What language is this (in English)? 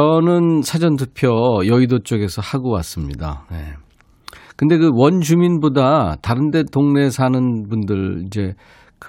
Korean